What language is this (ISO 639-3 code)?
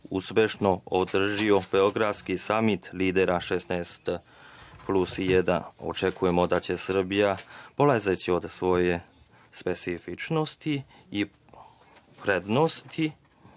srp